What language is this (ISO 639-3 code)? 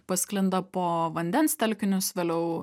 lit